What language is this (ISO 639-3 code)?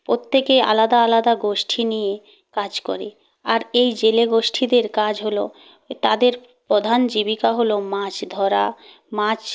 ben